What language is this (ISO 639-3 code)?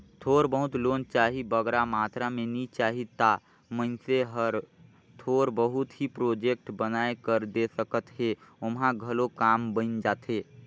hne